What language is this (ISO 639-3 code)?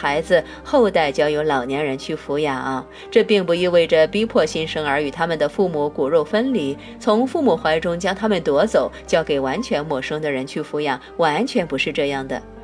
zho